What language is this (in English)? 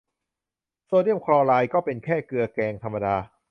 Thai